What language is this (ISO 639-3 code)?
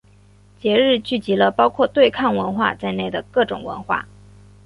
zho